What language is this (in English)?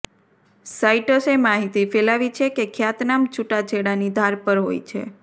Gujarati